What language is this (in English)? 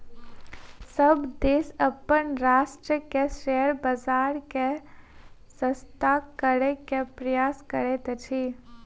Maithili